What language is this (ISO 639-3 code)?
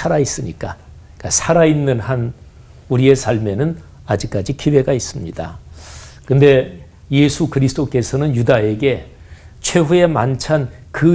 kor